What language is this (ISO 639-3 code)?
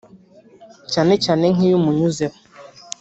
kin